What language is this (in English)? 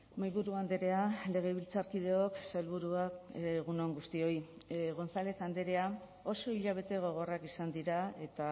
Basque